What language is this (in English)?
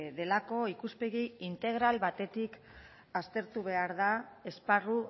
Basque